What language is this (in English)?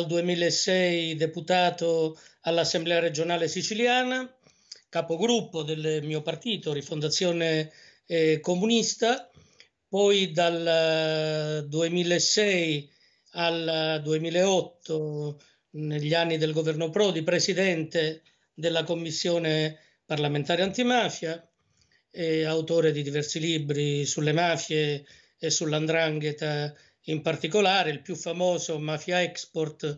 Italian